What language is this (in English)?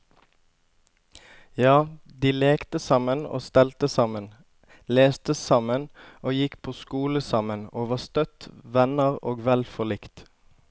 Norwegian